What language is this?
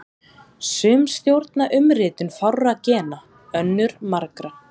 Icelandic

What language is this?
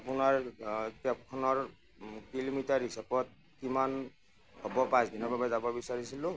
Assamese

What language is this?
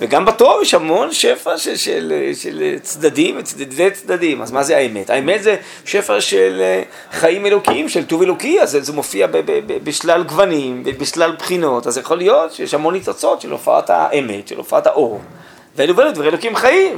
Hebrew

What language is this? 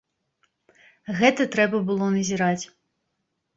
Belarusian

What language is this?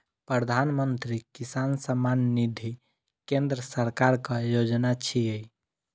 Maithili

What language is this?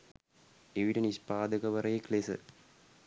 Sinhala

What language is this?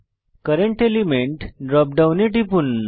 Bangla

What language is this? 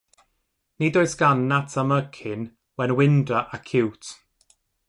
Welsh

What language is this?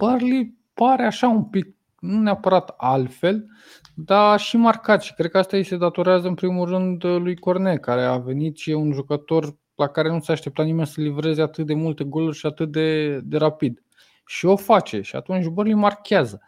Romanian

